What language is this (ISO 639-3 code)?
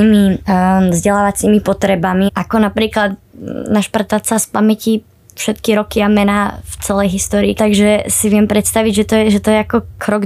ces